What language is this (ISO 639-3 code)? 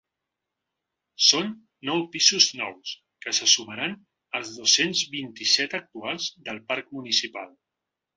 cat